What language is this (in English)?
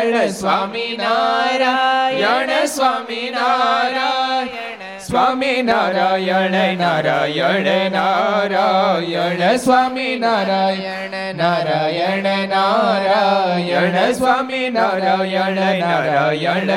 Gujarati